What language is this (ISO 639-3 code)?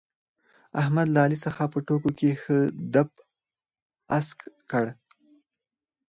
pus